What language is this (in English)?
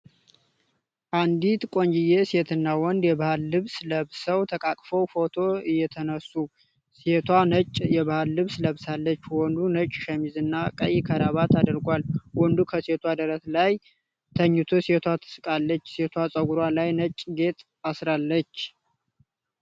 Amharic